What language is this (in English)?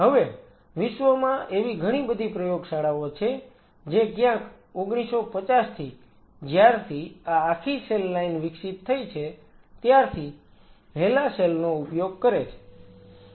Gujarati